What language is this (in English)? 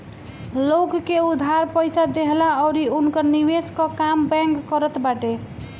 Bhojpuri